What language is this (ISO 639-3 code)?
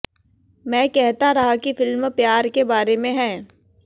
hin